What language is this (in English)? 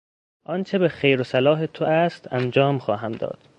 Persian